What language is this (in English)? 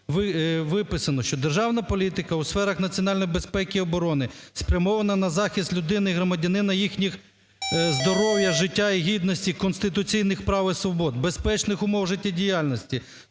Ukrainian